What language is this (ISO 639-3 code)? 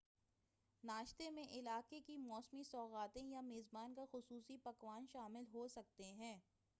urd